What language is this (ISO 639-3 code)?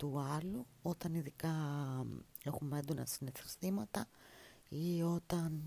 ell